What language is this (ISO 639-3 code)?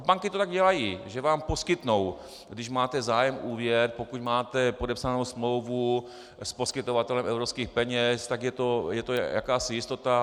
ces